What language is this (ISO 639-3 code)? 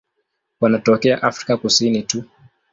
swa